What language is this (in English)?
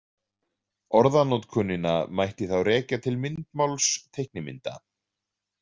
Icelandic